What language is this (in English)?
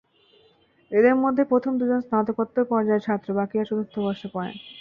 Bangla